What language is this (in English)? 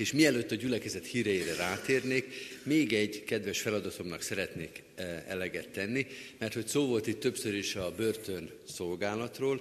Hungarian